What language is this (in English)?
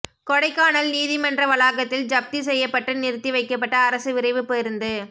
Tamil